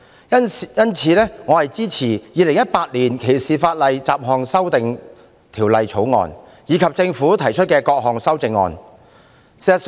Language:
Cantonese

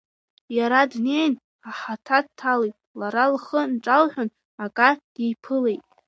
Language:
Abkhazian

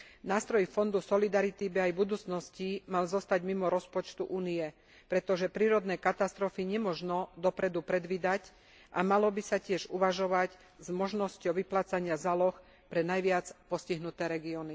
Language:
Slovak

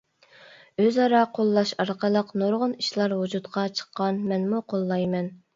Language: Uyghur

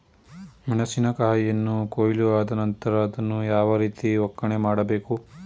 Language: Kannada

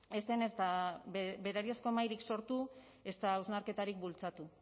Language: Basque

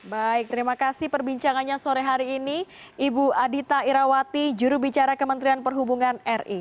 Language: Indonesian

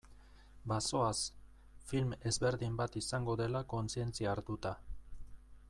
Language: Basque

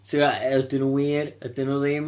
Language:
Welsh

